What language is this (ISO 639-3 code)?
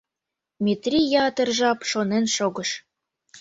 chm